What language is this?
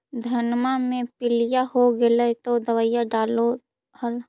Magahi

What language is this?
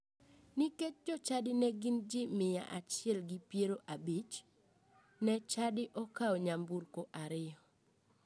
Luo (Kenya and Tanzania)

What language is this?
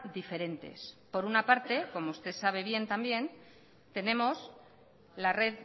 Spanish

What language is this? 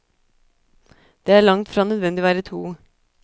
Norwegian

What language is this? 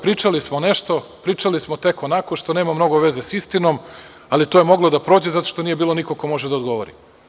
Serbian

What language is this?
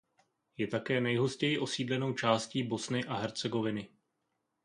Czech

